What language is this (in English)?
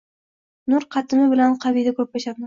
Uzbek